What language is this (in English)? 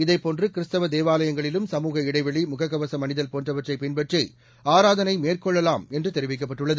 Tamil